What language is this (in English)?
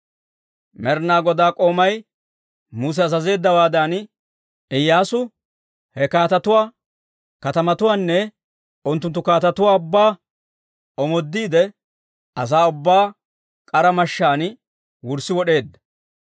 Dawro